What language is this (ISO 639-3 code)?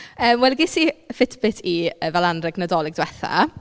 cym